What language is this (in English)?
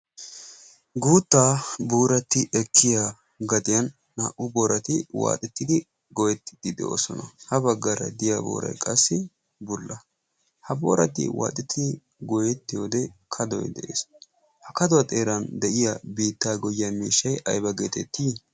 Wolaytta